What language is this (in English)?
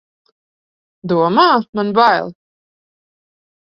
Latvian